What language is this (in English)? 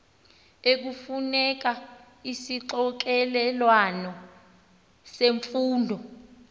Xhosa